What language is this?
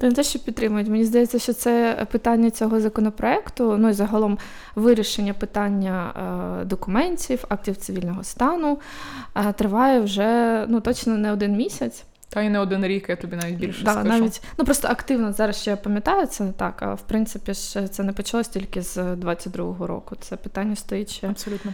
Ukrainian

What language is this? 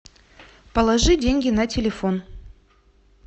Russian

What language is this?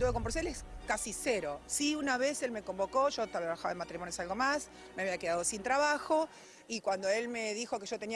Spanish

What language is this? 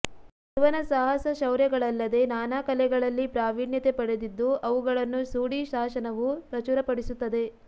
Kannada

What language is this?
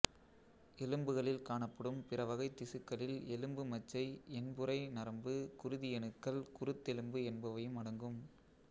Tamil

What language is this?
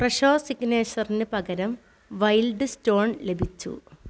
Malayalam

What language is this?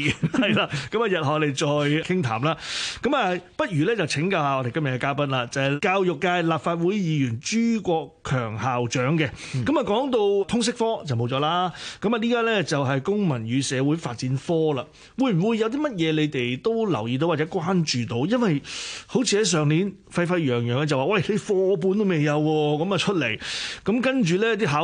Chinese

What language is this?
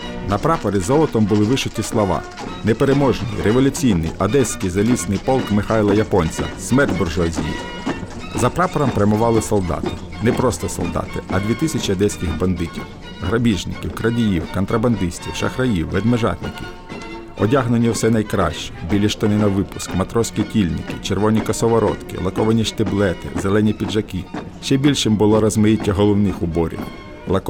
Ukrainian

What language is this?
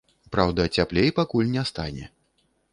Belarusian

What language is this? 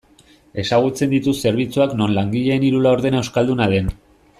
Basque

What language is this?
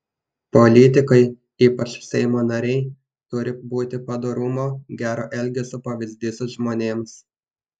Lithuanian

